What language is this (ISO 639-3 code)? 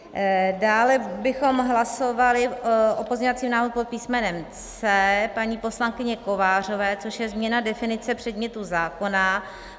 ces